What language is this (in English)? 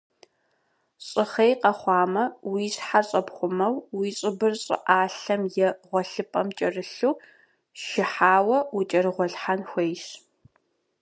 Kabardian